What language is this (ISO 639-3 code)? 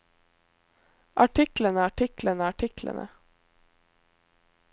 nor